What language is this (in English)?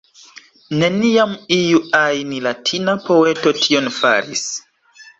Esperanto